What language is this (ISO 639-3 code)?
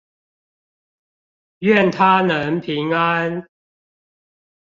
zho